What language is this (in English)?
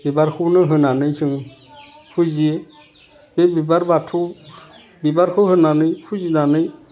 Bodo